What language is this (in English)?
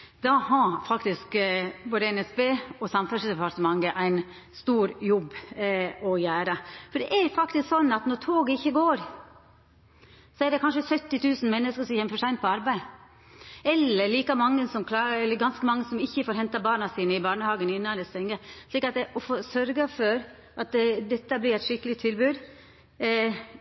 Norwegian Nynorsk